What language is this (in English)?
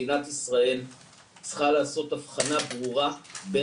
Hebrew